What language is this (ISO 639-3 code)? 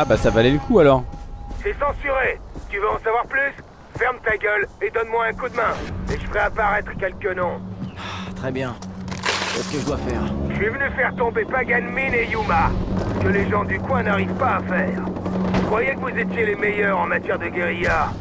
fra